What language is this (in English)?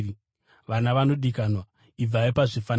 Shona